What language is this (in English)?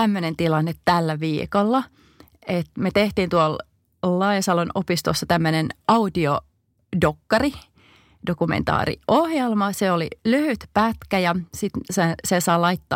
Finnish